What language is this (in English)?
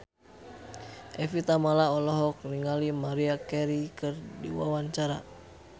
Sundanese